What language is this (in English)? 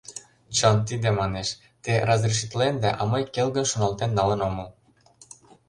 Mari